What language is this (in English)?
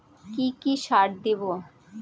Bangla